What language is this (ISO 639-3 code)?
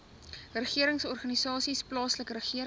afr